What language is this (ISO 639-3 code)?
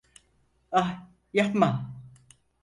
tur